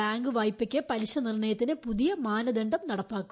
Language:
Malayalam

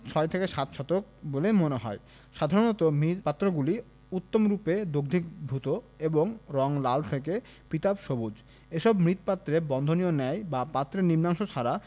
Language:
Bangla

